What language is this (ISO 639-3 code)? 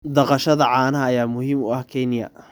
som